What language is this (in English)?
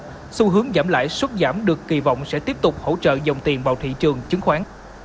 Vietnamese